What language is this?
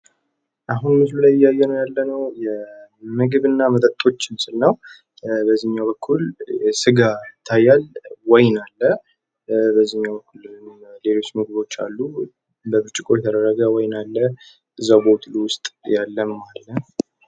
Amharic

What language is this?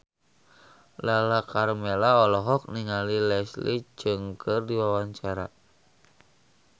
Sundanese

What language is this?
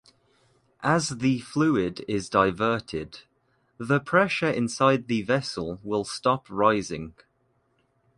English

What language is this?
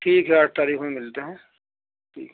Urdu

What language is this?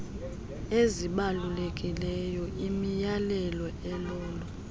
Xhosa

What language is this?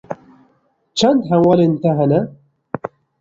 Kurdish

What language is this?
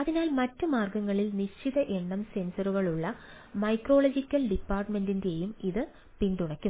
Malayalam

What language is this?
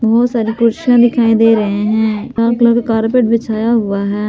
Hindi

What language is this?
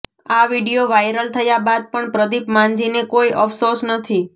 Gujarati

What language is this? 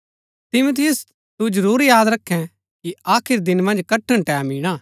Gaddi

